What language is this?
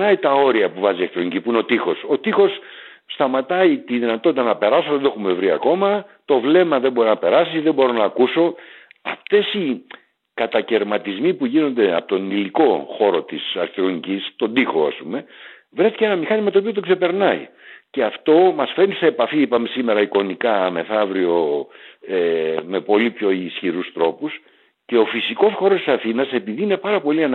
Greek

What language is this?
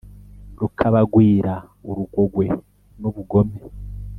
Kinyarwanda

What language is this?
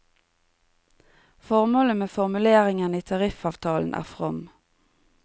Norwegian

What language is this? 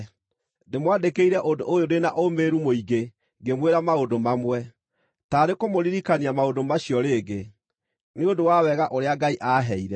Kikuyu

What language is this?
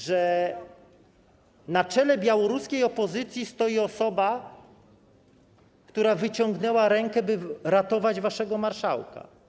Polish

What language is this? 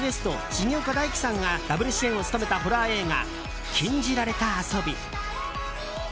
Japanese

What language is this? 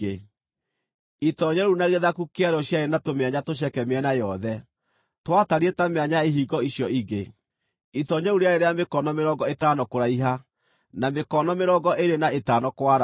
Kikuyu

